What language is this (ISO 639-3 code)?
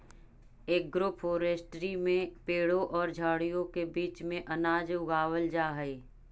mag